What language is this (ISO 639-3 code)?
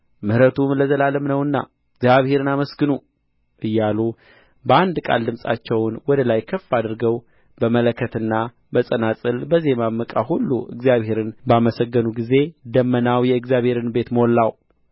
amh